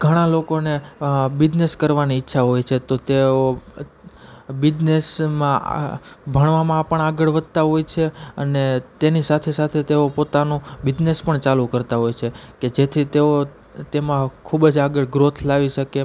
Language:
Gujarati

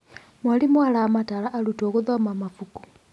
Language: Kikuyu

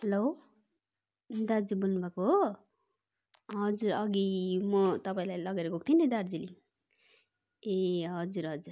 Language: Nepali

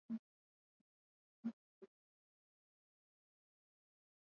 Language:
Swahili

